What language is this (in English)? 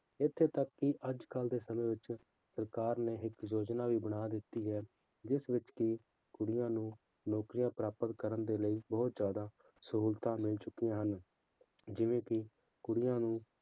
Punjabi